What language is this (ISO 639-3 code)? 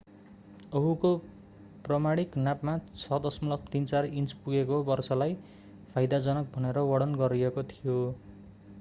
nep